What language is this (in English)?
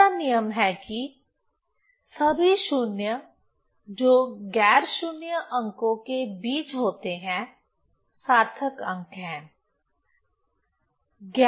Hindi